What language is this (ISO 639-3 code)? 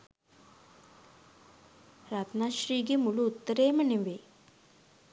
sin